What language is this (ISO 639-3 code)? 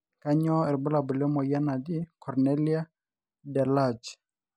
mas